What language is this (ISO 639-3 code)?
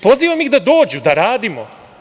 srp